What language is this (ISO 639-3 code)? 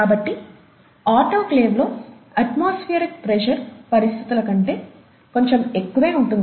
tel